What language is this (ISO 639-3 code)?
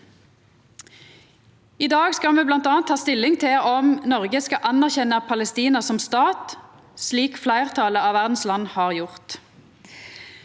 nor